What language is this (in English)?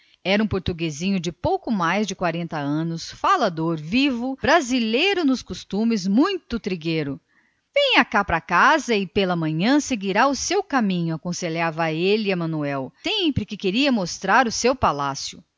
Portuguese